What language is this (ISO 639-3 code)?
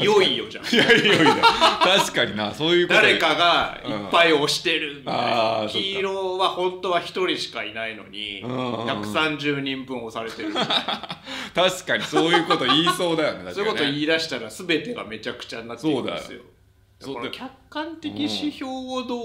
jpn